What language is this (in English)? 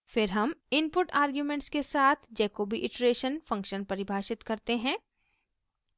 Hindi